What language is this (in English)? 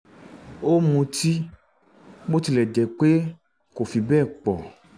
Yoruba